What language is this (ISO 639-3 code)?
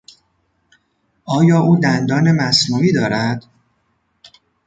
fas